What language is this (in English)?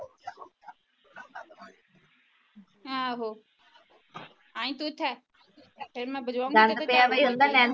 Punjabi